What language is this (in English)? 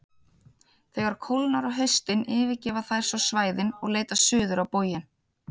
Icelandic